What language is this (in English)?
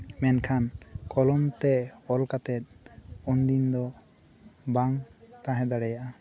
Santali